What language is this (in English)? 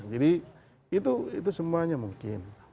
Indonesian